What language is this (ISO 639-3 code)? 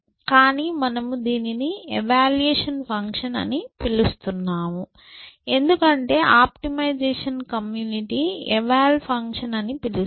tel